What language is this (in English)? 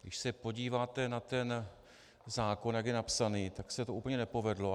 Czech